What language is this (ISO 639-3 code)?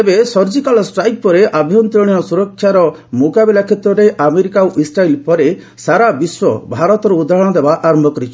ori